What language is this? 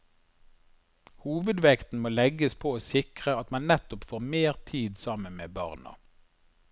Norwegian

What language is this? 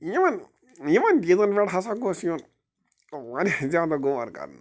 Kashmiri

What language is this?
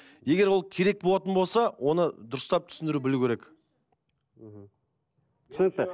Kazakh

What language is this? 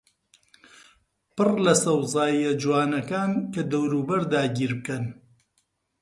Central Kurdish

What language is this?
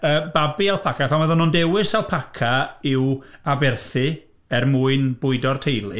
Welsh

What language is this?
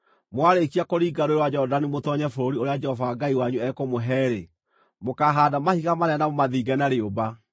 Kikuyu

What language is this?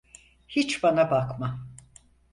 Turkish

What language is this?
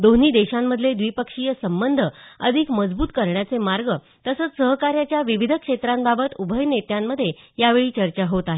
Marathi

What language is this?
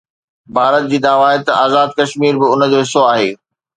Sindhi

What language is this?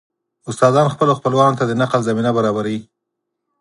Pashto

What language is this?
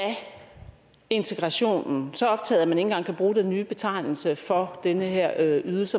Danish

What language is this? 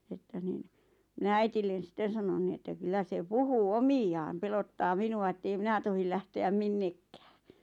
Finnish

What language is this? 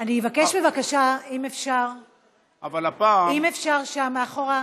Hebrew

